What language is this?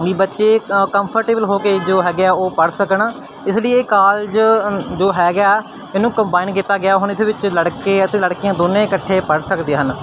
Punjabi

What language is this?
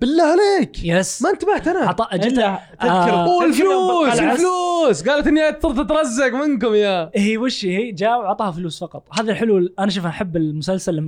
Arabic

